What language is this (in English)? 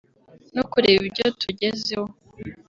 Kinyarwanda